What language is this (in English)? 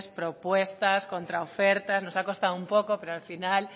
Spanish